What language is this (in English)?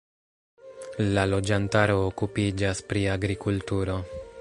Esperanto